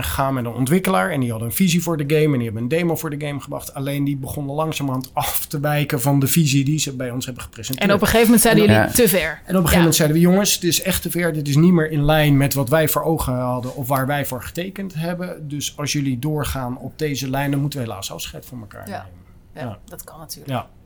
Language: Dutch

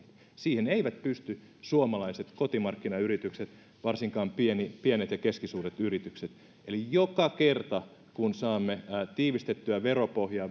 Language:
Finnish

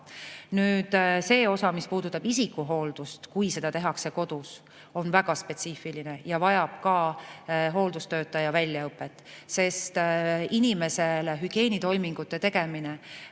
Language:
Estonian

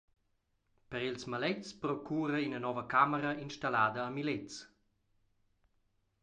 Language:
Romansh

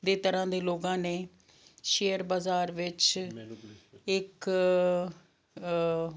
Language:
Punjabi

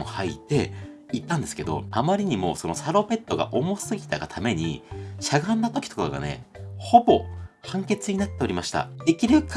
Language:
Japanese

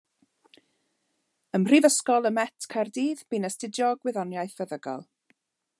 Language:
Welsh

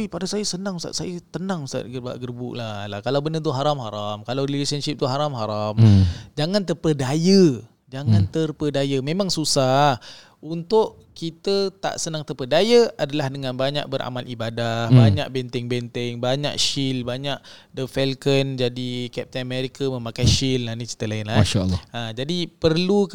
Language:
Malay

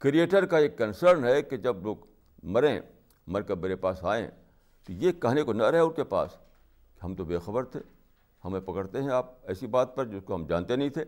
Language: Urdu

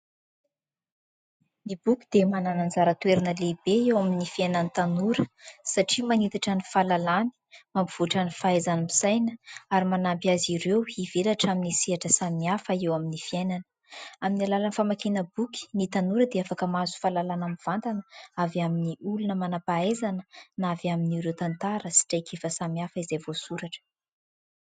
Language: Malagasy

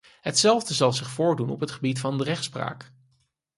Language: Dutch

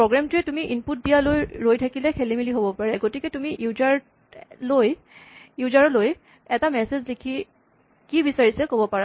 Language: Assamese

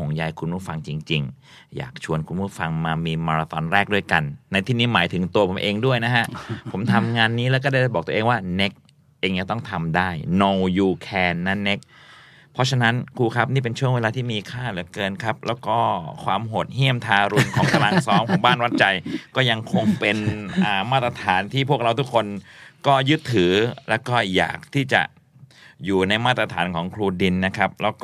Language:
Thai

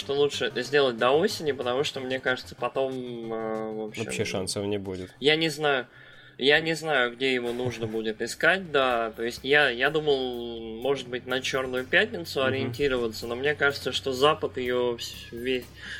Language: Russian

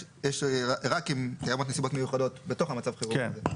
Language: Hebrew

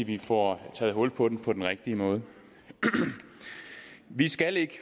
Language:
Danish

